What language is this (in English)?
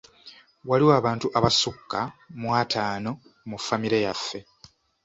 Ganda